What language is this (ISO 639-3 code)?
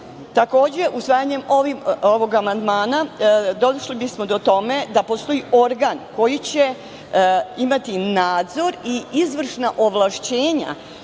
srp